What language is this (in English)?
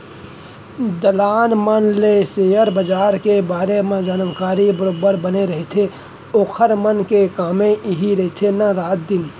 Chhattisgarhi